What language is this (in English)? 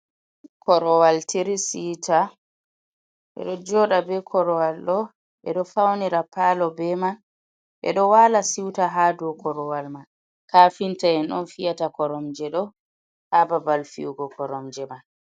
Fula